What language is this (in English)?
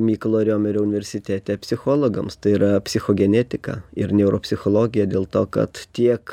Lithuanian